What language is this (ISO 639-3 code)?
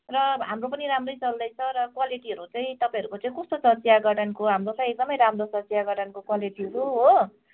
nep